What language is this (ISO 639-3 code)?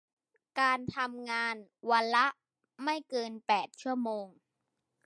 tha